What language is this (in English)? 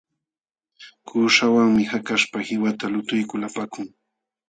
Jauja Wanca Quechua